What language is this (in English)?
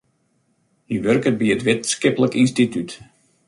Western Frisian